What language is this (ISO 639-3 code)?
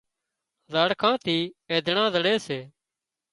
kxp